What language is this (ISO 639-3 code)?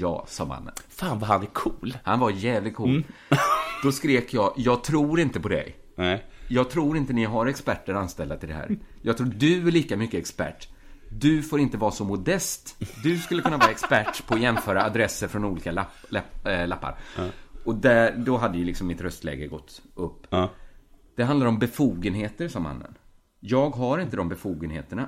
swe